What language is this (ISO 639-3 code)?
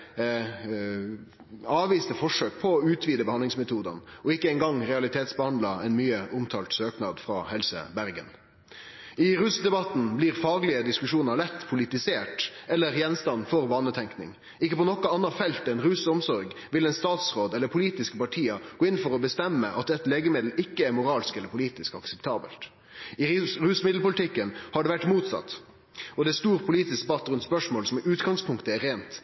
nno